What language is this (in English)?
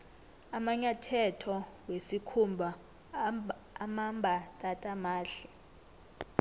South Ndebele